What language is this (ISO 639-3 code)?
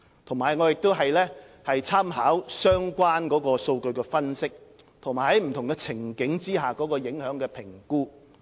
yue